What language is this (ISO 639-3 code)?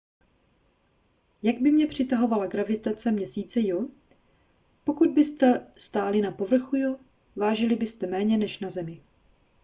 ces